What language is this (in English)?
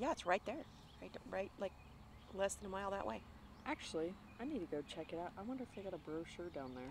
English